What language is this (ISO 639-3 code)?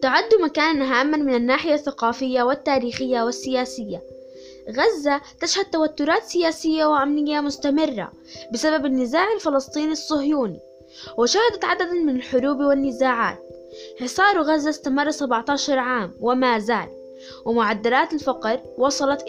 ara